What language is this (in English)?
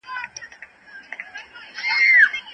Pashto